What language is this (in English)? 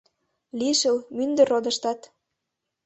Mari